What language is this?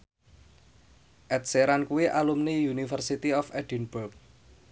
Javanese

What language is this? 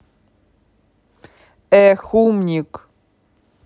Russian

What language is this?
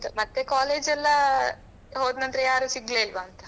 Kannada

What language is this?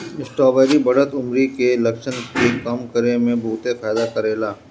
Bhojpuri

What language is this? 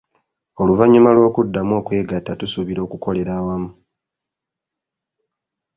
Ganda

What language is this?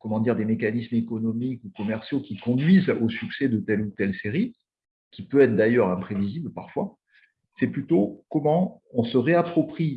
French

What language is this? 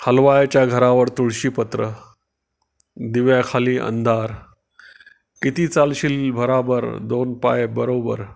Marathi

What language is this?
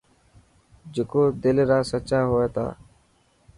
Dhatki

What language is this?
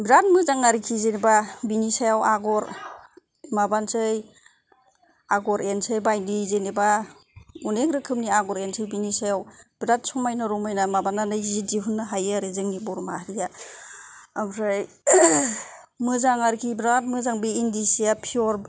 Bodo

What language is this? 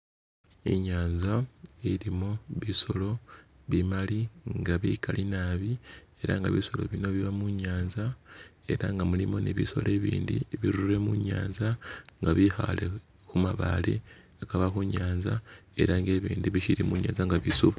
Masaaba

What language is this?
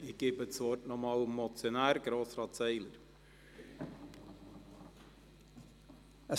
Swiss German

